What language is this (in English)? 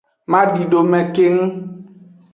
Aja (Benin)